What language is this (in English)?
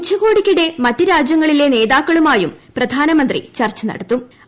Malayalam